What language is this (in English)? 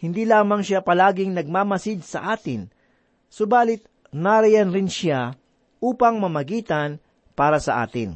Filipino